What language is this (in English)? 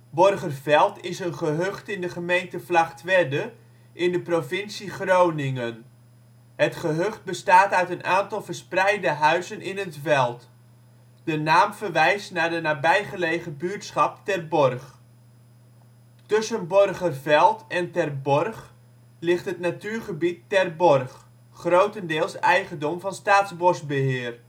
Dutch